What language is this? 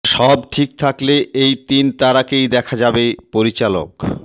Bangla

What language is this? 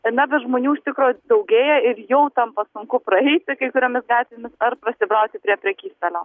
Lithuanian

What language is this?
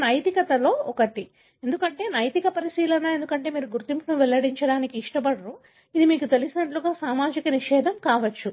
Telugu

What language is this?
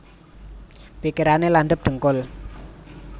Javanese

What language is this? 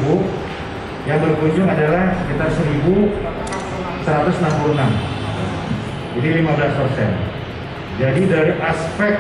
Indonesian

